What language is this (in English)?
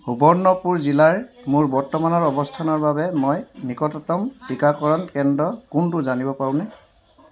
Assamese